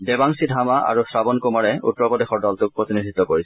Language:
Assamese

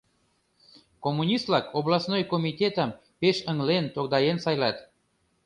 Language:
Mari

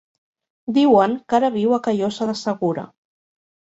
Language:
Catalan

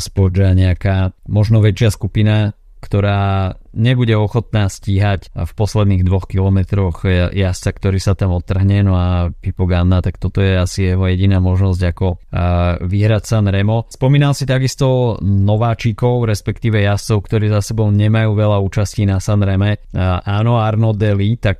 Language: Slovak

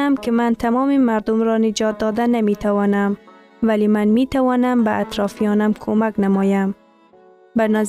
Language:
Persian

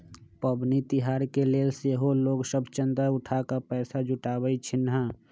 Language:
Magahi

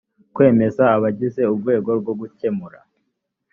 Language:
Kinyarwanda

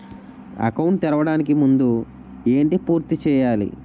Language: Telugu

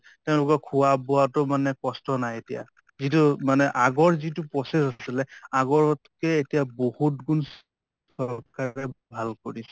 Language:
Assamese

